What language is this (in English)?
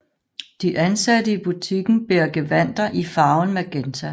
Danish